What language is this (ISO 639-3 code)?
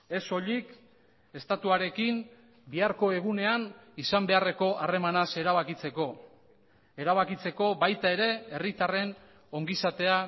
eus